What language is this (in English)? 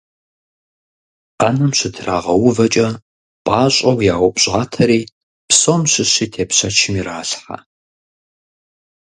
Kabardian